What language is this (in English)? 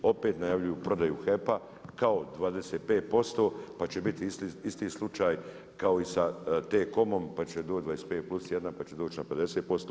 Croatian